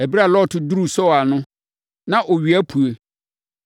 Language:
Akan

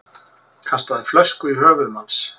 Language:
Icelandic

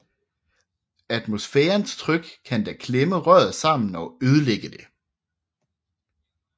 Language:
Danish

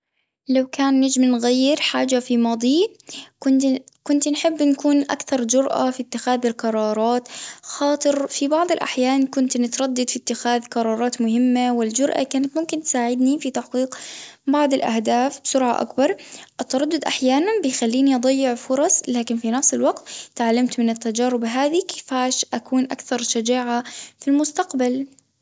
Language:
Tunisian Arabic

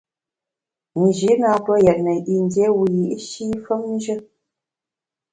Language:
Bamun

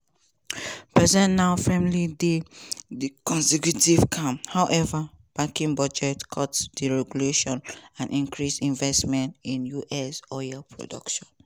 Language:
Nigerian Pidgin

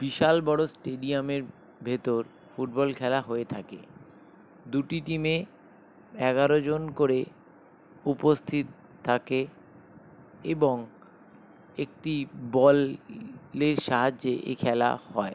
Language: Bangla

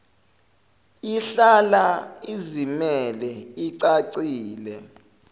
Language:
Zulu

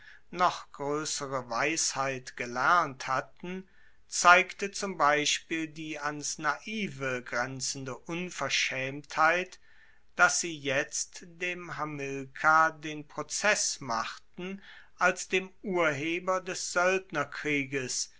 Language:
German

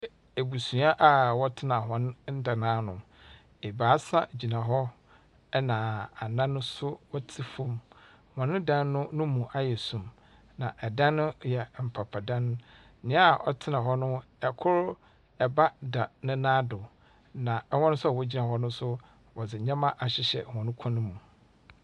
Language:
Akan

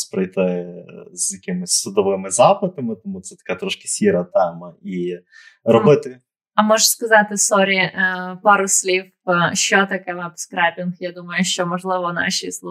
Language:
Ukrainian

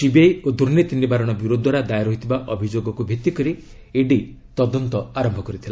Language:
Odia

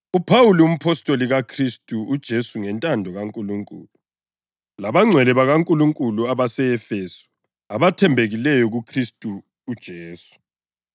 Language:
North Ndebele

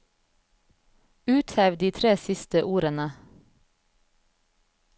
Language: Norwegian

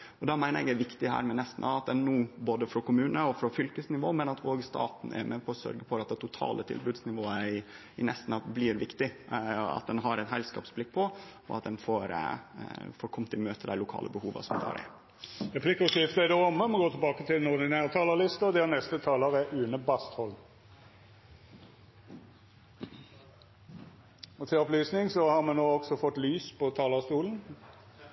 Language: Norwegian Nynorsk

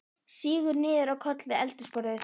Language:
Icelandic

